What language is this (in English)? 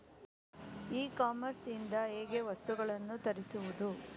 Kannada